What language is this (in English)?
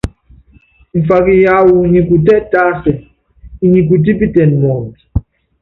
Yangben